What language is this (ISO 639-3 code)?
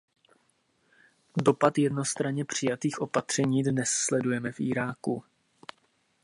ces